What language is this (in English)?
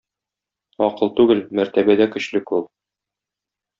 Tatar